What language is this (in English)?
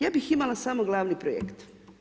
Croatian